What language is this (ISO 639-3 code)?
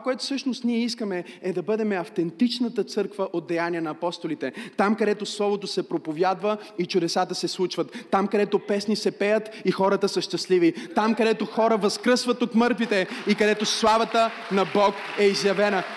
bul